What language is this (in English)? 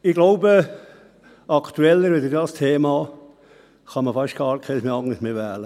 Swiss German